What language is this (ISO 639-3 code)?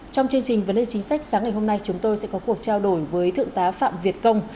vie